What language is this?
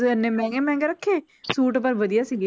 Punjabi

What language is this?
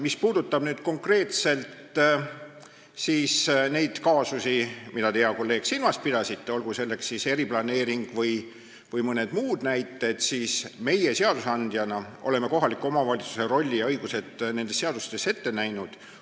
Estonian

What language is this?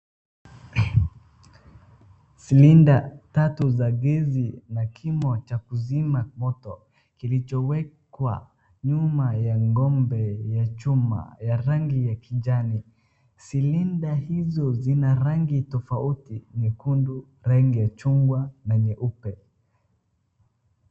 Swahili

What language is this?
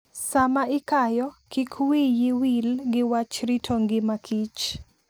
Luo (Kenya and Tanzania)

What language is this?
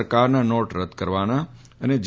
Gujarati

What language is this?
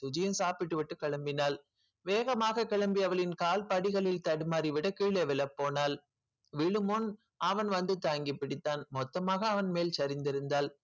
Tamil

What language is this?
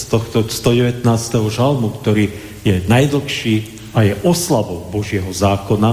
Slovak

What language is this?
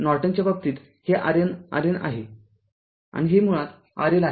Marathi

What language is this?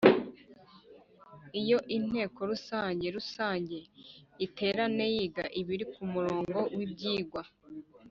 Kinyarwanda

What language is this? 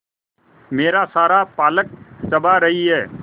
Hindi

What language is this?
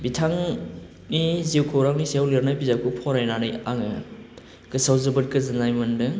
Bodo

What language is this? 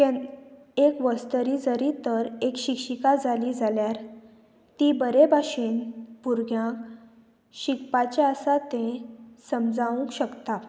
Konkani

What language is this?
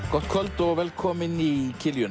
Icelandic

